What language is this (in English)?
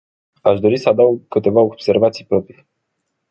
Romanian